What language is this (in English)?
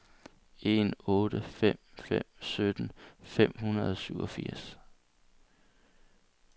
Danish